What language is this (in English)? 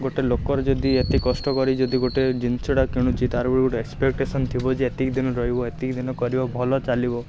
Odia